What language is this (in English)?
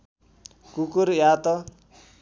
Nepali